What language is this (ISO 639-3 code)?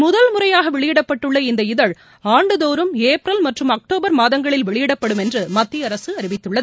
tam